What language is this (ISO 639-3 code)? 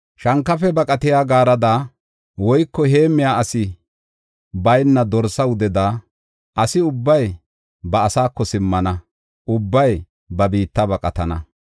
gof